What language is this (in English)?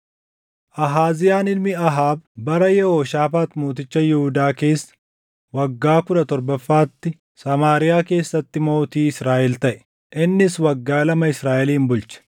Oromo